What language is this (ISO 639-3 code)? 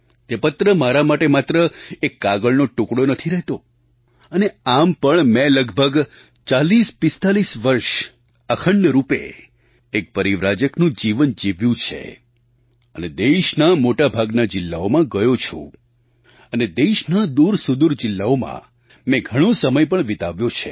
guj